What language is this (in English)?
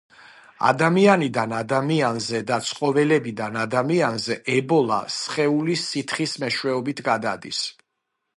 Georgian